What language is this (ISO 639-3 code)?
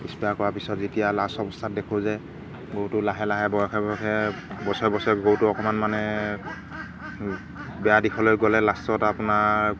asm